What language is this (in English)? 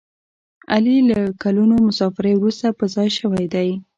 Pashto